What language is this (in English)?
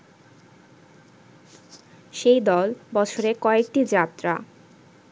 Bangla